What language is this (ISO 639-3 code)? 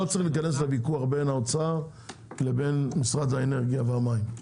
heb